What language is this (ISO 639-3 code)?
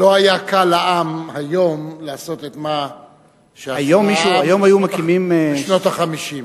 heb